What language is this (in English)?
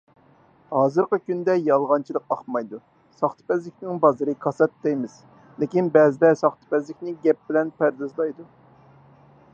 Uyghur